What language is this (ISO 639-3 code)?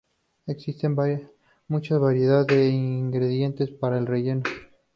spa